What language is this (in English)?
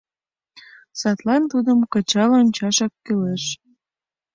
Mari